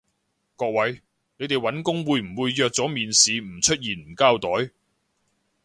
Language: Cantonese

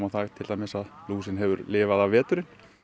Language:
Icelandic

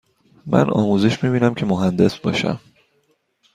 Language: Persian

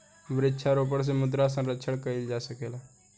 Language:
Bhojpuri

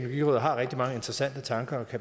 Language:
Danish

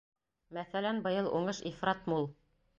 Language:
Bashkir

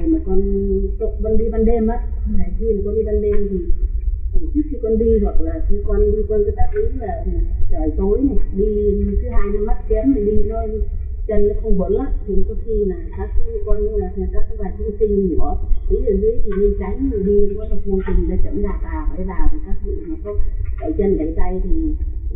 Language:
Vietnamese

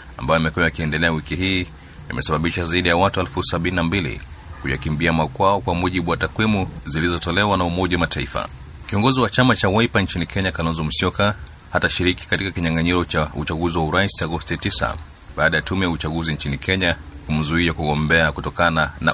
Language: Swahili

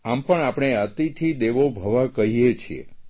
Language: Gujarati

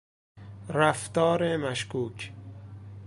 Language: Persian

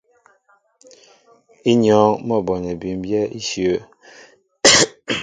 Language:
Mbo (Cameroon)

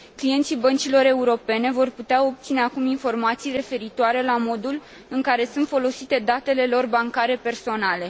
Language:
Romanian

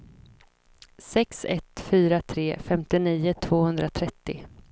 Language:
Swedish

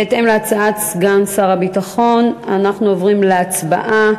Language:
Hebrew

